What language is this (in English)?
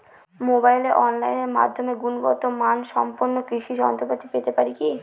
Bangla